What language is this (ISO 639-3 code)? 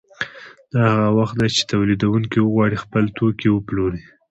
pus